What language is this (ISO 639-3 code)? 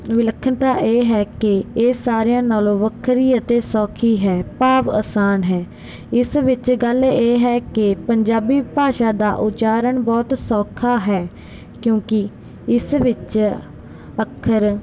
pan